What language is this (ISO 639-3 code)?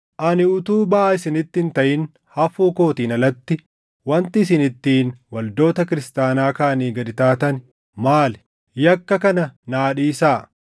orm